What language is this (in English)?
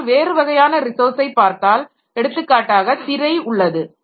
Tamil